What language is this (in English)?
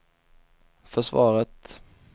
Swedish